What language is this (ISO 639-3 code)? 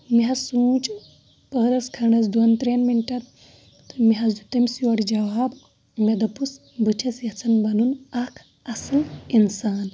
kas